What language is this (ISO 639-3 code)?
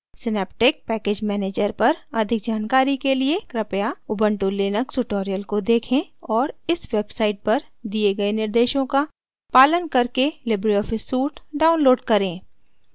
hin